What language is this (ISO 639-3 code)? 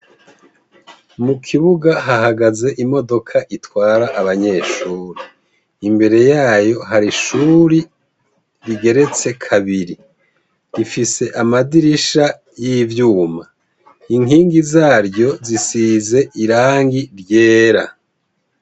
run